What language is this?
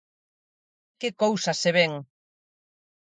Galician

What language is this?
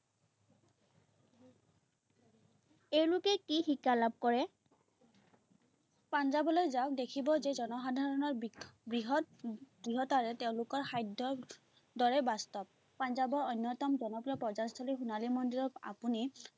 Assamese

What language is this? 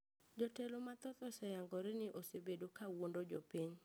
Luo (Kenya and Tanzania)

